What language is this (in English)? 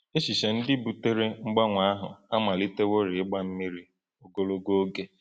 Igbo